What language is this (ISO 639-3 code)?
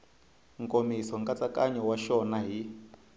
tso